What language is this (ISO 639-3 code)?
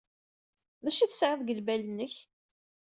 kab